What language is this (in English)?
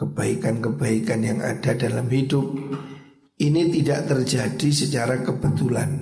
Indonesian